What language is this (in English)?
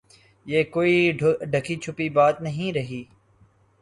Urdu